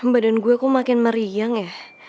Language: Indonesian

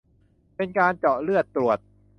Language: Thai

